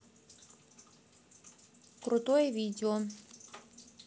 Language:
Russian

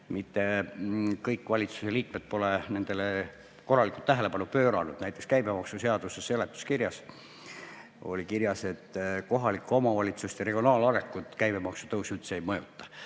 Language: Estonian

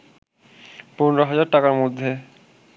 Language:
Bangla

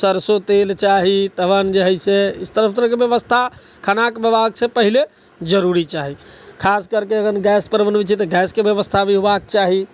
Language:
Maithili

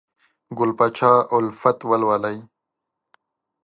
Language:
Pashto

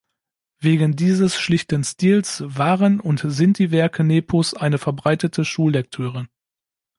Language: German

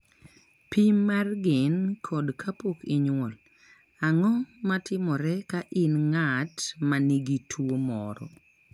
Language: Luo (Kenya and Tanzania)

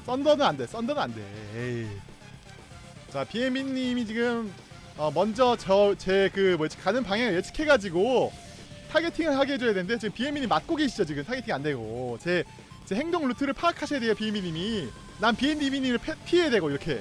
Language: Korean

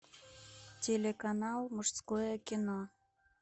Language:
Russian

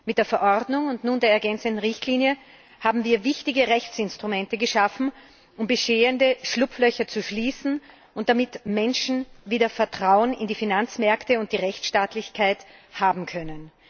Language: German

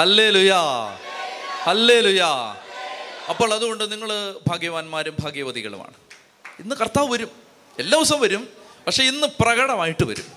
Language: Malayalam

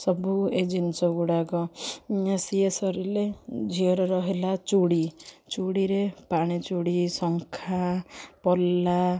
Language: Odia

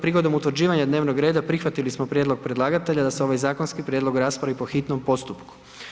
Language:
Croatian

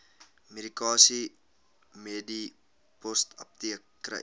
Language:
Afrikaans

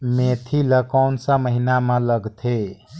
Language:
Chhattisgarhi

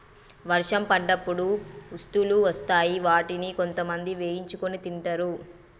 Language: Telugu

